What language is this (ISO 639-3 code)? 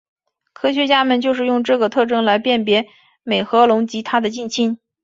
zho